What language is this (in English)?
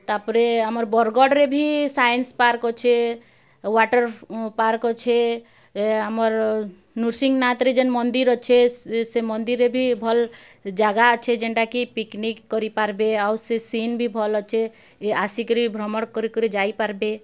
Odia